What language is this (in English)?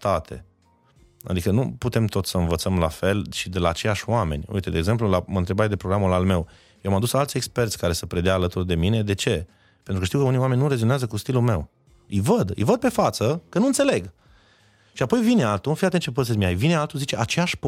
Romanian